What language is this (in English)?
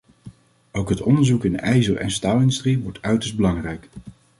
Dutch